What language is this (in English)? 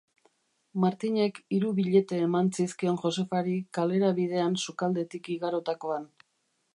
Basque